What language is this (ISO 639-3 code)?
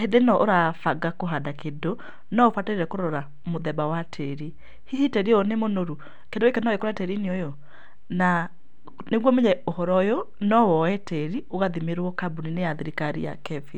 kik